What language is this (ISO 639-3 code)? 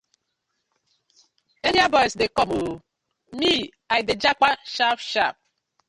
pcm